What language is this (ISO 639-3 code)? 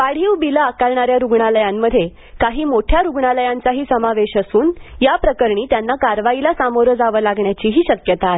mar